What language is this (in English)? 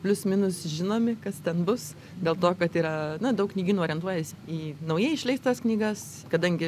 Lithuanian